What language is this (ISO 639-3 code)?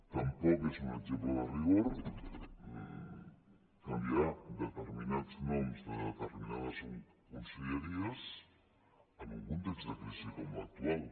cat